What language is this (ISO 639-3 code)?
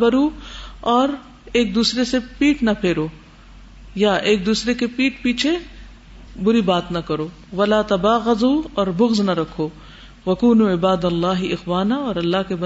urd